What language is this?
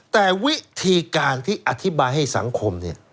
Thai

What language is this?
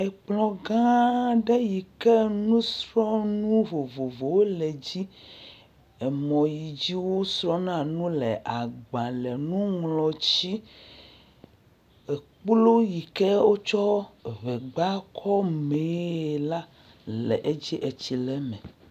Ewe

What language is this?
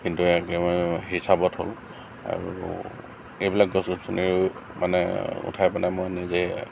Assamese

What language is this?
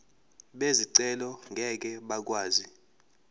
Zulu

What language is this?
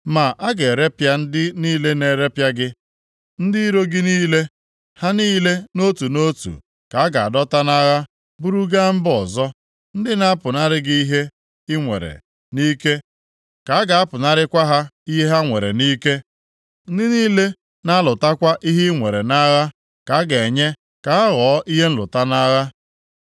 Igbo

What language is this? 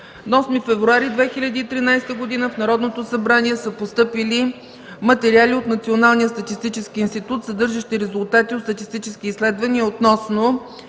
Bulgarian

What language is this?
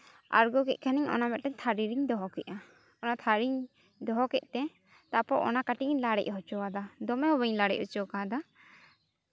Santali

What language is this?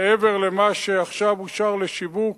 Hebrew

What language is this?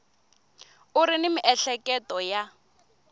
Tsonga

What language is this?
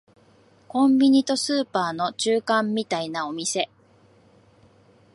Japanese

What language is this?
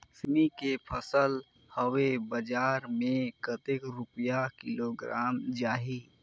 Chhattisgarhi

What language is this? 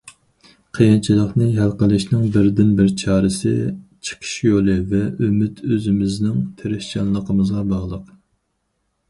Uyghur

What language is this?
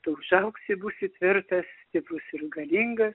Lithuanian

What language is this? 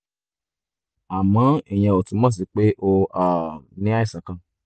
Yoruba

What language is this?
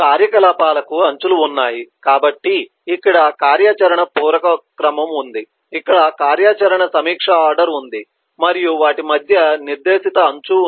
Telugu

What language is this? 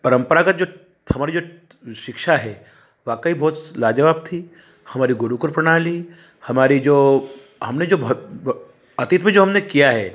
Hindi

